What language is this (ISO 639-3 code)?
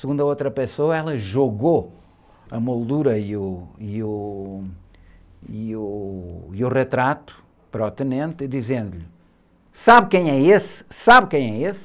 por